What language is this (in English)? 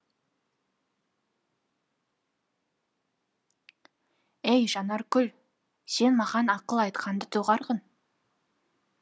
Kazakh